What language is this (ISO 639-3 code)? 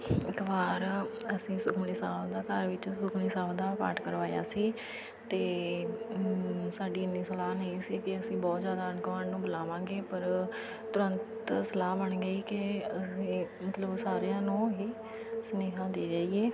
pan